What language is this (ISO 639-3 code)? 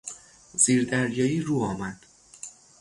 fas